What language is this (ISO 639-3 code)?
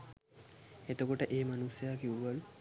sin